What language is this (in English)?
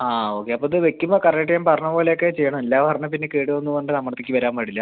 Malayalam